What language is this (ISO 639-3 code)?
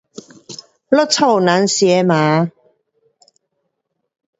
cpx